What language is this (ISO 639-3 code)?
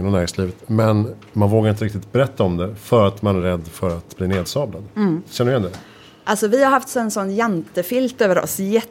swe